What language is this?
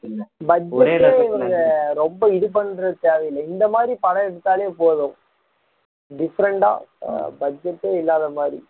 Tamil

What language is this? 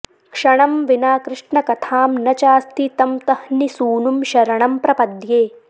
Sanskrit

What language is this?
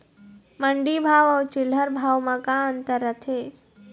Chhattisgarhi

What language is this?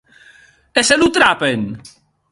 Occitan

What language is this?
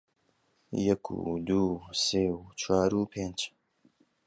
Central Kurdish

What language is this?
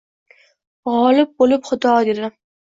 Uzbek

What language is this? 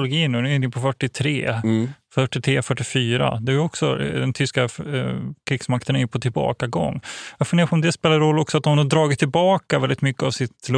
Swedish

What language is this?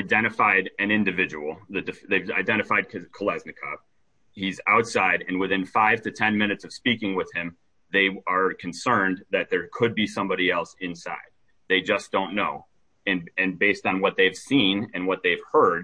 English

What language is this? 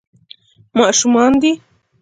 Pashto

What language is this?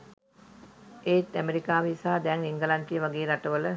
Sinhala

